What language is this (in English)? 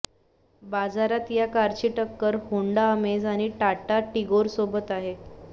Marathi